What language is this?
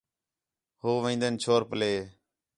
Khetrani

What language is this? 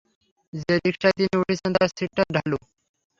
Bangla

